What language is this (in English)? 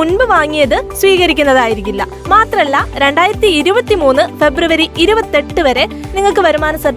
Malayalam